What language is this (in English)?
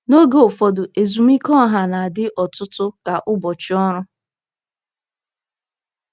Igbo